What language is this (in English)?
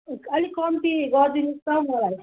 Nepali